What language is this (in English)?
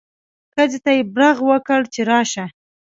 Pashto